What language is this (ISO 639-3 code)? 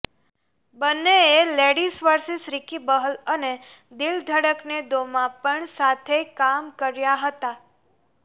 guj